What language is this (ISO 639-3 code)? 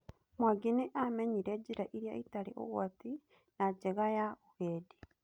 kik